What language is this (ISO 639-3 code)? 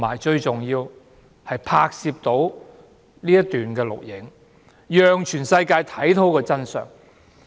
yue